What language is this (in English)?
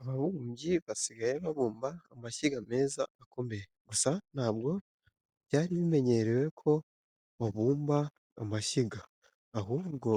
Kinyarwanda